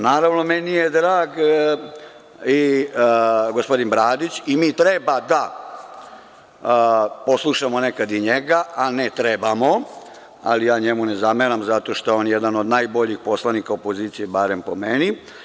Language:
Serbian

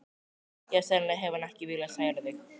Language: Icelandic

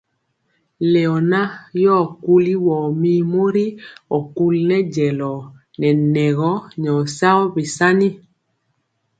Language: Mpiemo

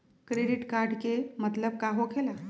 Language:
Magahi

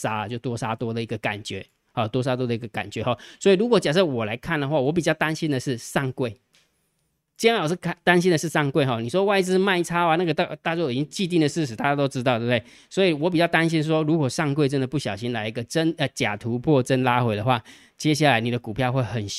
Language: Chinese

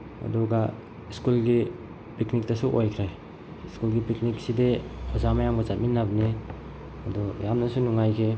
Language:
Manipuri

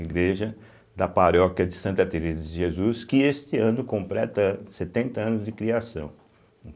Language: Portuguese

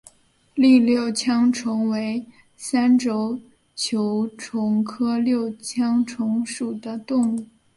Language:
Chinese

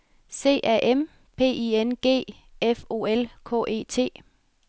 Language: Danish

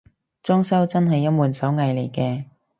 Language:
Cantonese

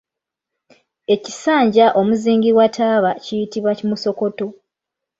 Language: Ganda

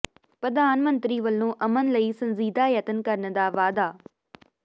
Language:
Punjabi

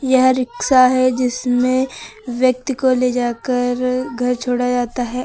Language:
Hindi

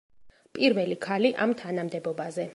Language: Georgian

